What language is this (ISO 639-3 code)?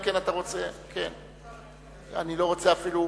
heb